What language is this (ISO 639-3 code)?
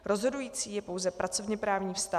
ces